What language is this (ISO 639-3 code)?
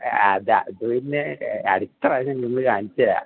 mal